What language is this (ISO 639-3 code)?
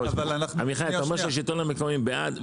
heb